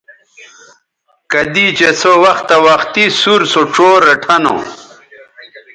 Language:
Bateri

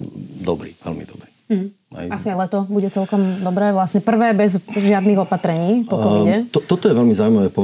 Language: Slovak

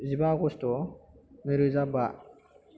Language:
Bodo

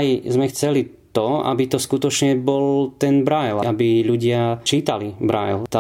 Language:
Slovak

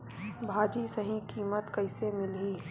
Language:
Chhattisgarhi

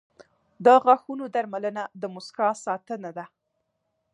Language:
Pashto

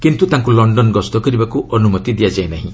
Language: Odia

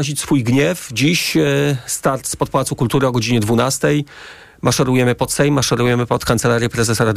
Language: Polish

